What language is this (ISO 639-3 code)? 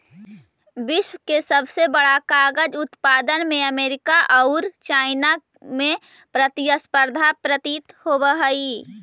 mag